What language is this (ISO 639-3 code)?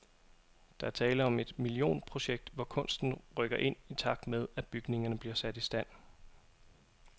dan